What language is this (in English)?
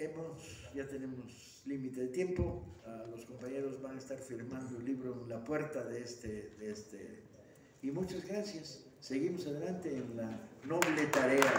Spanish